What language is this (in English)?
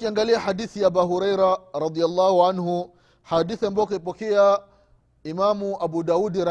Swahili